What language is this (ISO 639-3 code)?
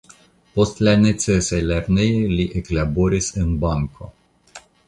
epo